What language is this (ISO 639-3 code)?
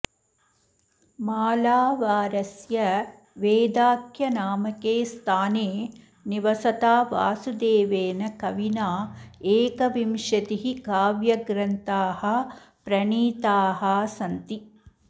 san